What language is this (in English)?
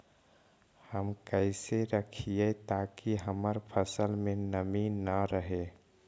Magahi